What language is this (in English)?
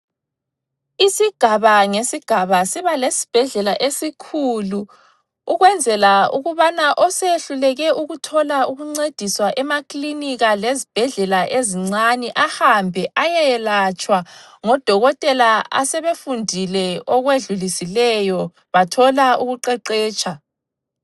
North Ndebele